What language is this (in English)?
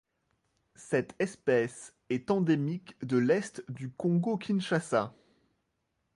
French